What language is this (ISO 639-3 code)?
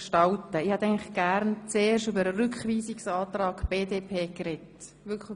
gsw